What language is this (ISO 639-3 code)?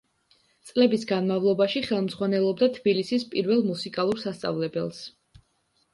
kat